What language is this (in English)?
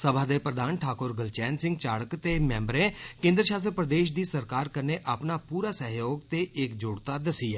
Dogri